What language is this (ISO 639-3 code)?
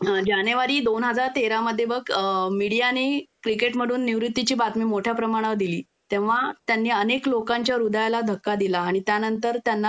mar